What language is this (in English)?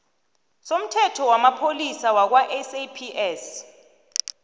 South Ndebele